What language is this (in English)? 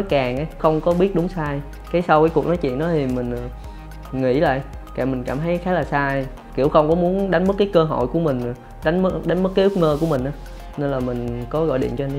Vietnamese